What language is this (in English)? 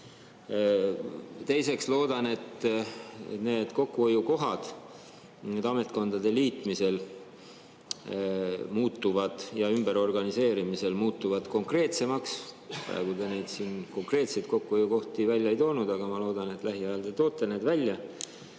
Estonian